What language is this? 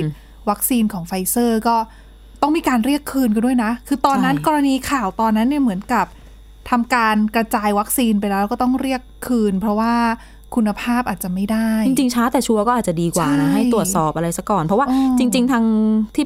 Thai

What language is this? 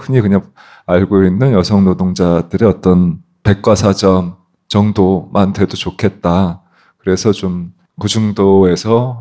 Korean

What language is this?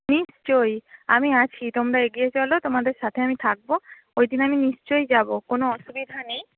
Bangla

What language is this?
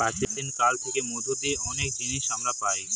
Bangla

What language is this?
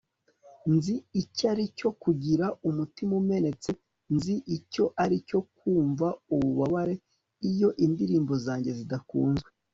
Kinyarwanda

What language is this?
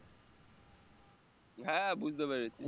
Bangla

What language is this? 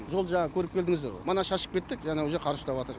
Kazakh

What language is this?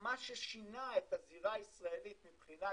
Hebrew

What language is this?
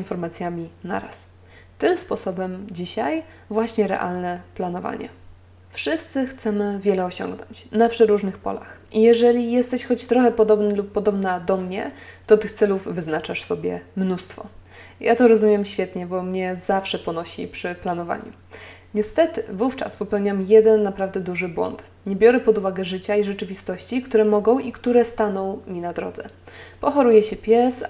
Polish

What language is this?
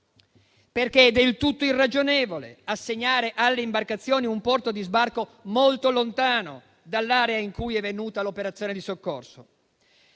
Italian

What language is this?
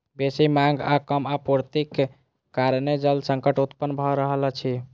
Maithili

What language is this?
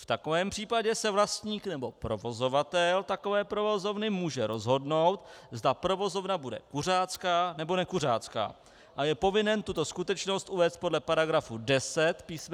Czech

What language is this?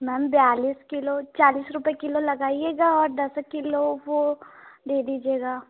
Hindi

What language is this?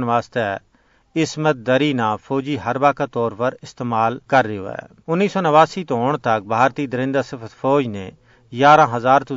Urdu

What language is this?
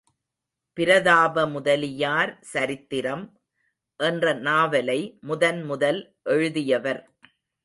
Tamil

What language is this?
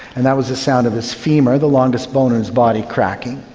English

